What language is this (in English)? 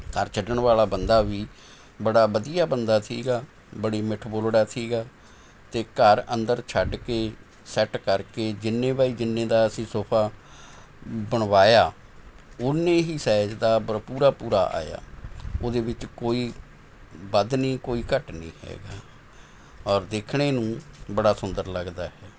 Punjabi